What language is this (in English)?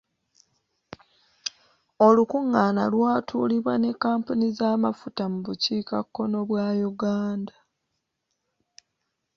Ganda